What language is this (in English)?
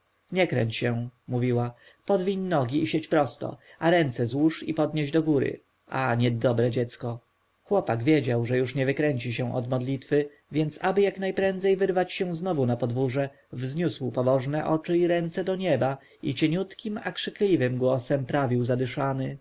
Polish